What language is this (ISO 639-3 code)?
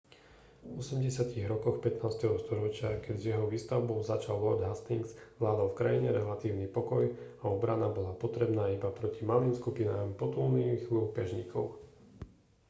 slk